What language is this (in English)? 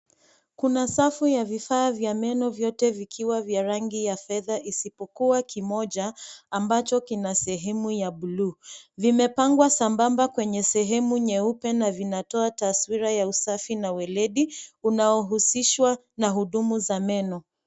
Swahili